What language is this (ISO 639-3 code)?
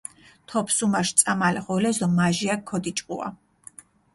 xmf